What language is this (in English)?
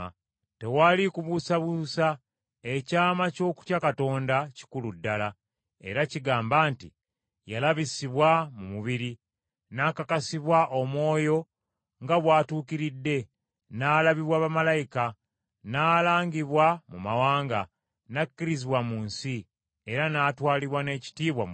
Ganda